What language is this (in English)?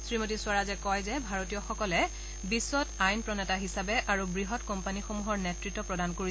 Assamese